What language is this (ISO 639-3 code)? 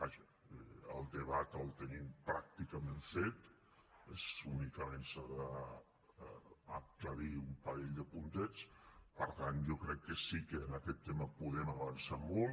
cat